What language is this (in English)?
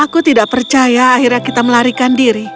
Indonesian